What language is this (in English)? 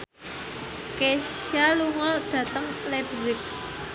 Javanese